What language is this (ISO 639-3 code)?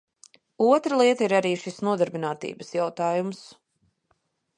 lav